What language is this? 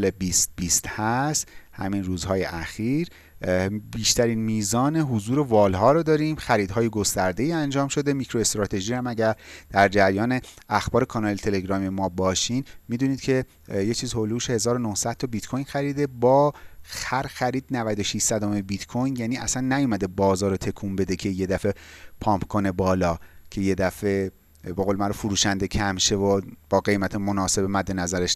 Persian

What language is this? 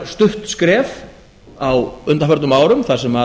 Icelandic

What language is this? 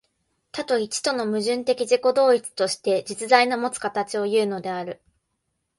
Japanese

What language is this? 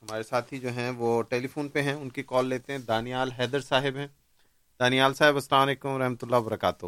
Urdu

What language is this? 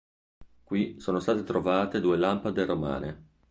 Italian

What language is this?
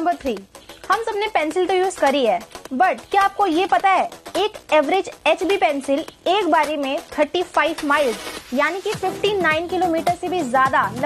Hindi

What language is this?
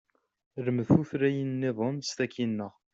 Kabyle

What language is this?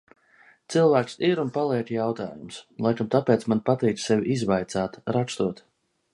Latvian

